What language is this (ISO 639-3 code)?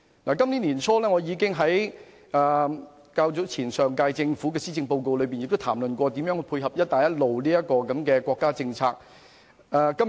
yue